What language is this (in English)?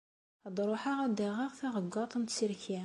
Kabyle